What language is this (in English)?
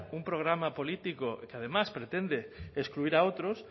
Spanish